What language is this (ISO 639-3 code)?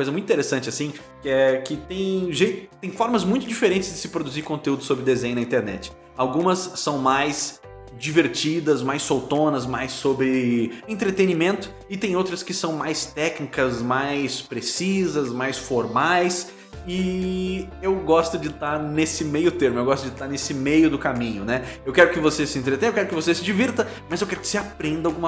por